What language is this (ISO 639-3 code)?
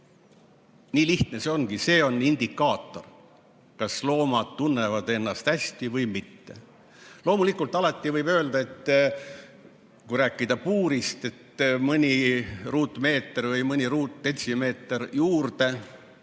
est